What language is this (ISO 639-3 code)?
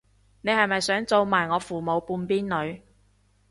yue